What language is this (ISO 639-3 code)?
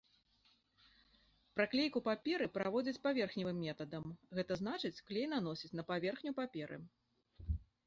bel